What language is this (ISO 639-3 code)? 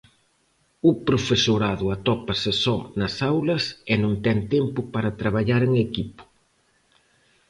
glg